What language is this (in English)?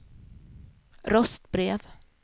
Swedish